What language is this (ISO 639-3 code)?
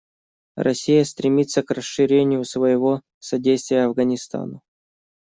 rus